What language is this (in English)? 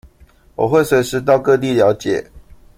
Chinese